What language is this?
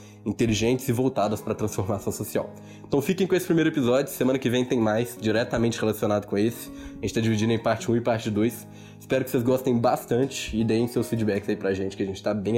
Portuguese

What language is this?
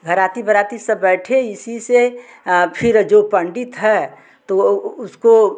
Hindi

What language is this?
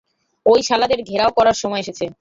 Bangla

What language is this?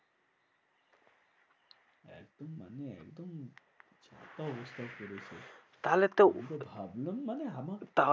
Bangla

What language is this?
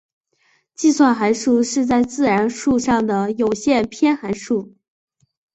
Chinese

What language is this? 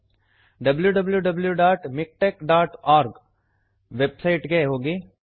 Kannada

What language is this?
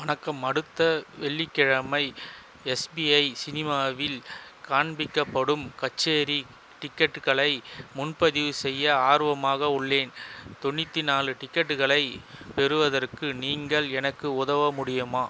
Tamil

